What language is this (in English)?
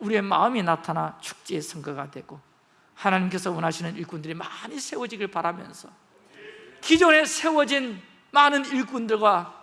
Korean